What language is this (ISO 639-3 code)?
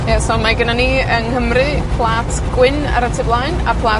cym